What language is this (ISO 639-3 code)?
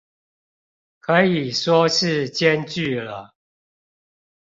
zho